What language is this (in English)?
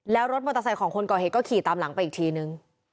Thai